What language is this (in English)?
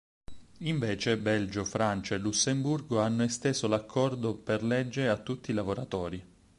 Italian